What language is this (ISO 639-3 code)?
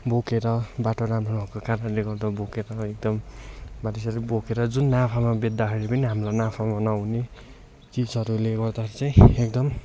nep